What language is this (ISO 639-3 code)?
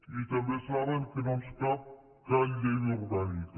cat